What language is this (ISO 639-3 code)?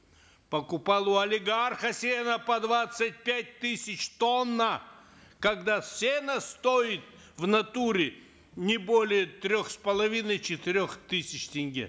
kaz